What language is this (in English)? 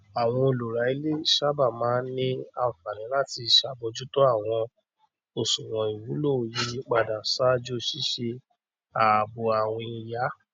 Yoruba